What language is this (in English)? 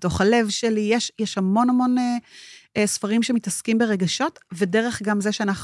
Hebrew